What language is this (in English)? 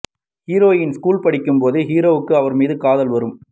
Tamil